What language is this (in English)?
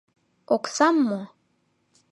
Mari